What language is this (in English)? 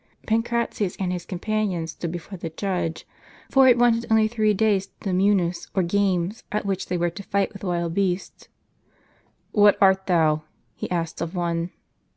English